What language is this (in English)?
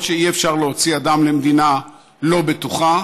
Hebrew